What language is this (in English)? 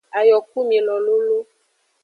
Aja (Benin)